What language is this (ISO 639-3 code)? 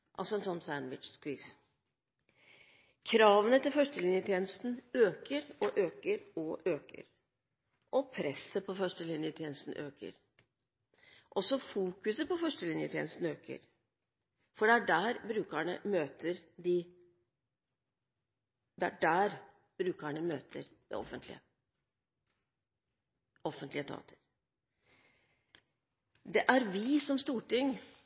nob